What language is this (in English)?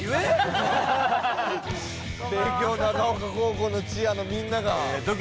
Japanese